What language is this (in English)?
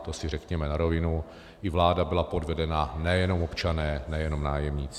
Czech